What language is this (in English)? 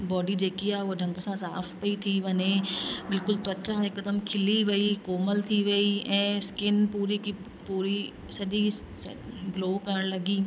Sindhi